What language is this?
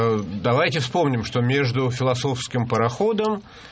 Russian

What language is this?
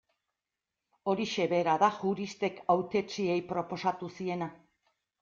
Basque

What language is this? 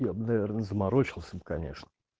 Russian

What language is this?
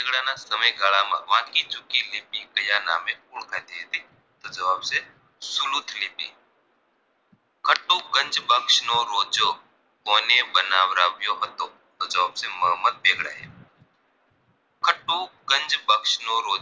Gujarati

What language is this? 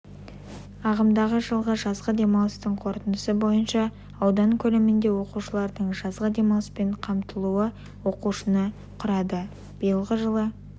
Kazakh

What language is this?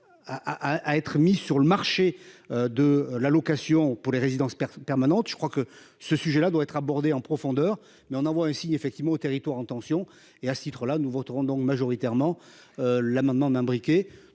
French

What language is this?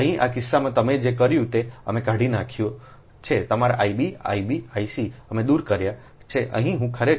Gujarati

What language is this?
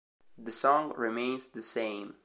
Italian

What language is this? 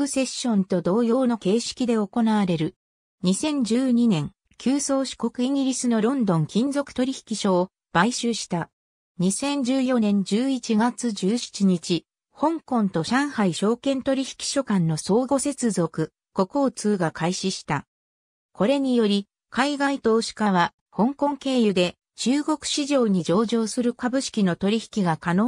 Japanese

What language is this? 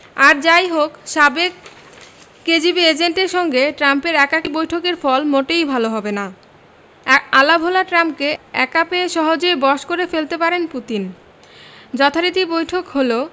Bangla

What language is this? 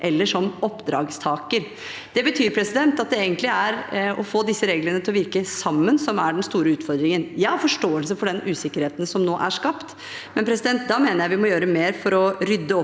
Norwegian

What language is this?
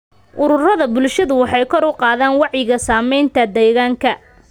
Somali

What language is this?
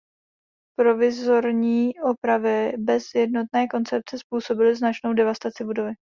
Czech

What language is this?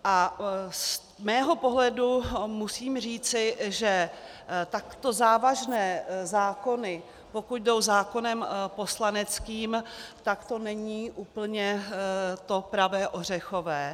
Czech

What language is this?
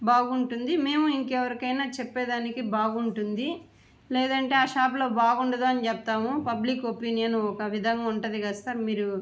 Telugu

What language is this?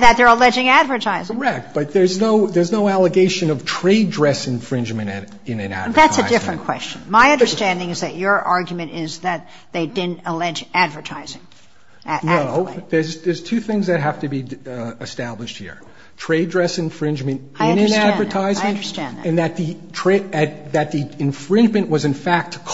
English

